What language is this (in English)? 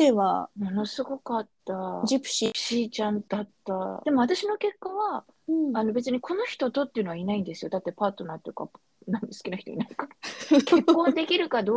Japanese